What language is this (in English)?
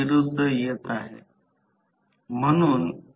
Marathi